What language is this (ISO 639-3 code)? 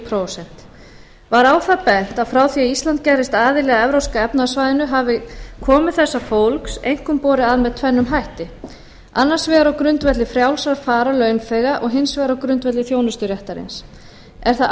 isl